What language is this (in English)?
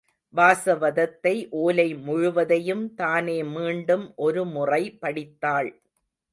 Tamil